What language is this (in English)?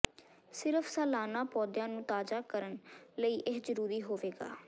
Punjabi